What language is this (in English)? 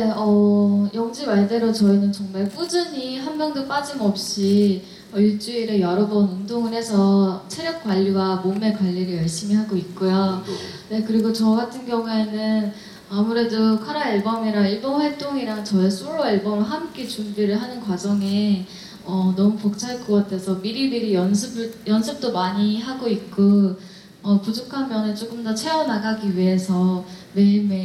Korean